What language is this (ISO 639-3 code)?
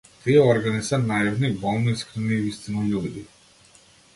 mkd